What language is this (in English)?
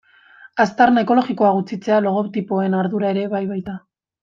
Basque